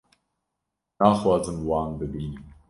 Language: Kurdish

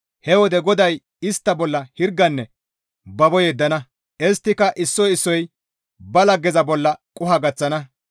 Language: Gamo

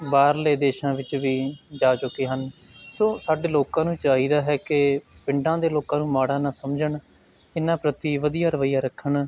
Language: Punjabi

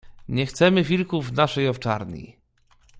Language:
Polish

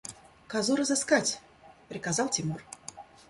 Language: Russian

